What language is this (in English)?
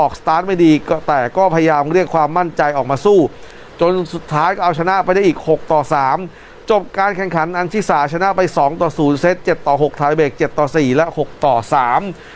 Thai